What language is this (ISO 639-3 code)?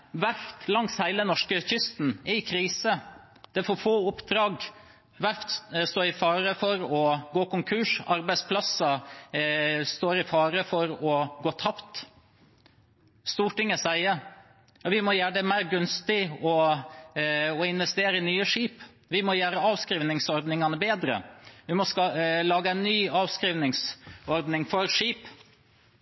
nob